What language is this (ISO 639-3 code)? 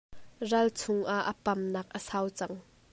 cnh